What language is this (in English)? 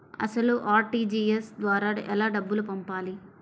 Telugu